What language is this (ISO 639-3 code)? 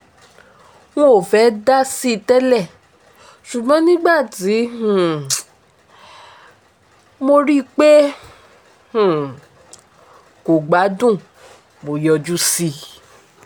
yor